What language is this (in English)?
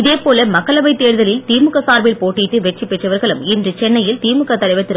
Tamil